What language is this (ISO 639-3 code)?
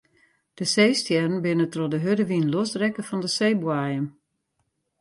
fry